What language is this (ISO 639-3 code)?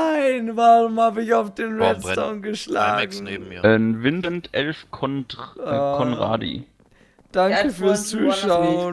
deu